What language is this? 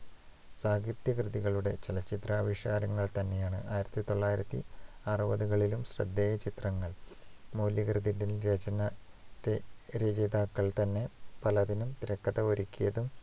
Malayalam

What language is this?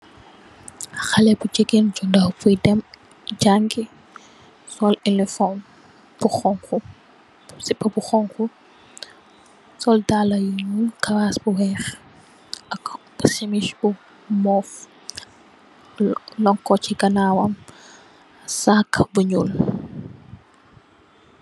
Wolof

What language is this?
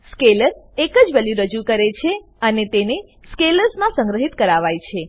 Gujarati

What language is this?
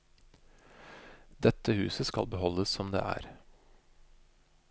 Norwegian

